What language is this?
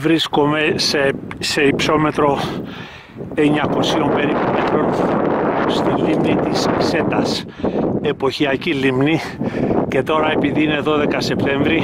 Greek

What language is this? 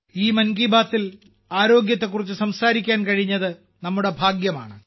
Malayalam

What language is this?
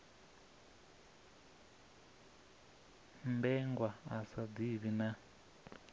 Venda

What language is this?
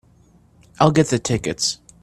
English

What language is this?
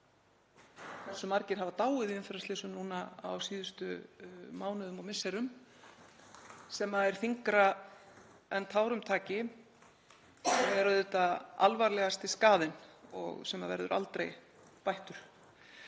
Icelandic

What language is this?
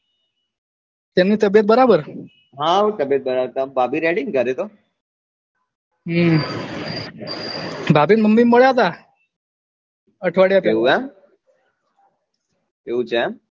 Gujarati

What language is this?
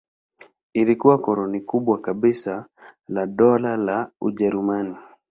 Swahili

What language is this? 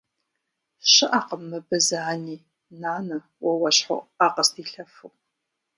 Kabardian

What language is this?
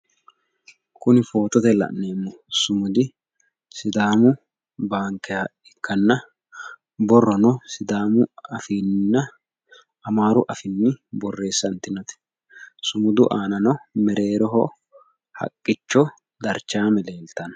Sidamo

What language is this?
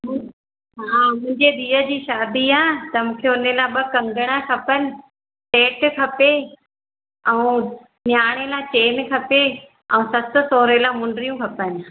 Sindhi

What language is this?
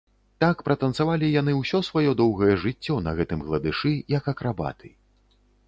Belarusian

